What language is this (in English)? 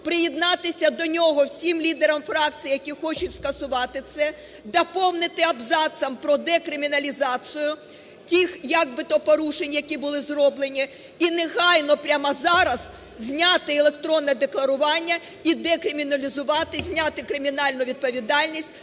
Ukrainian